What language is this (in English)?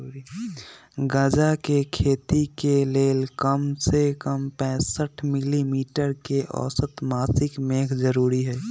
Magahi